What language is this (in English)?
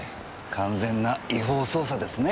Japanese